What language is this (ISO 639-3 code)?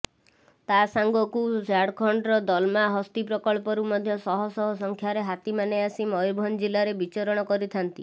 ori